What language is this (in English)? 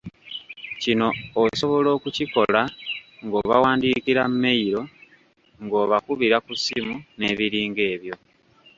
Ganda